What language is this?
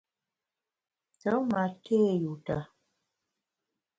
Bamun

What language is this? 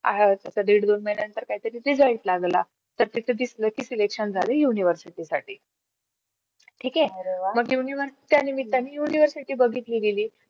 Marathi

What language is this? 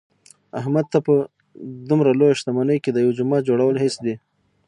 Pashto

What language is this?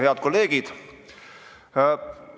Estonian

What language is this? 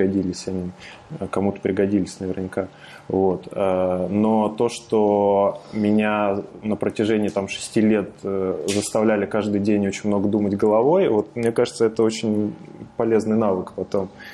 Russian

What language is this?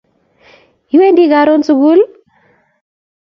Kalenjin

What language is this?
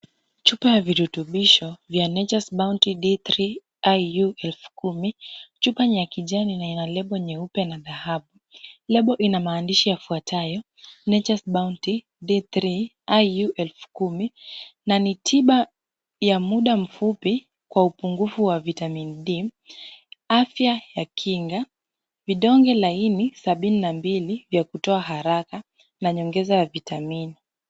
Swahili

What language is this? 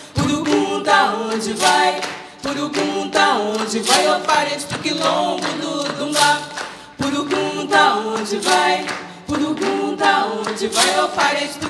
Portuguese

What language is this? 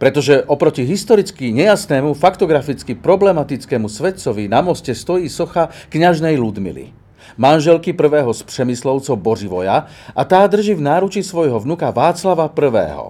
Slovak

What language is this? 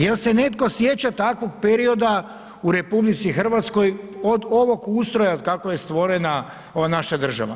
Croatian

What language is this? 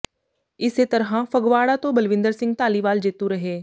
Punjabi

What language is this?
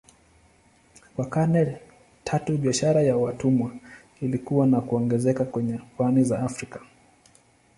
Swahili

